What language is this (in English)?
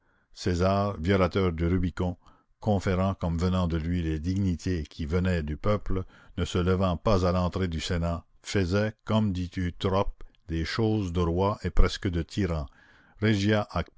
French